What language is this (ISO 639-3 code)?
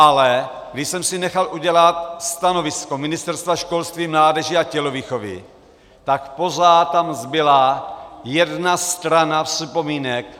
ces